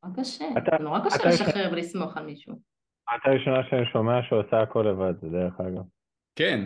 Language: Hebrew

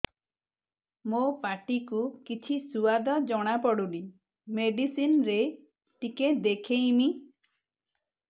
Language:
Odia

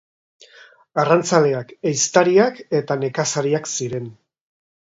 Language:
Basque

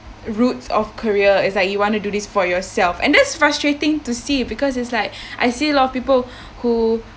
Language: English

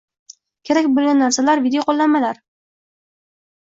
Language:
Uzbek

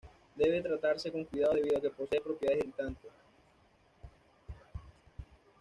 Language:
Spanish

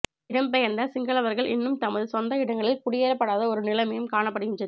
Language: Tamil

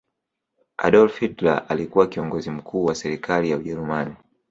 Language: Swahili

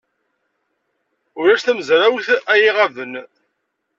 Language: Kabyle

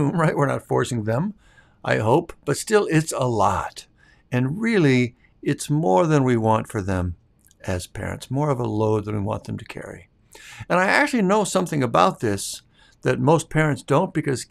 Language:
English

